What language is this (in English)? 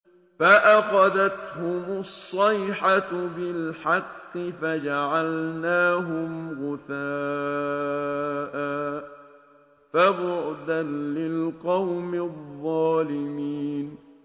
Arabic